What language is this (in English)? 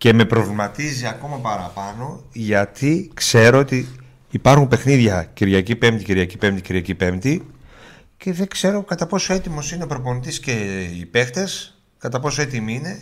Greek